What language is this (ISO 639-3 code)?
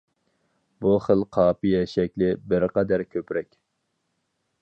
uig